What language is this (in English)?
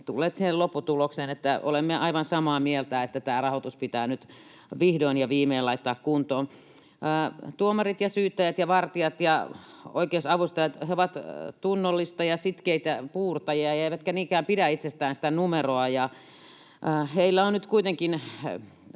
Finnish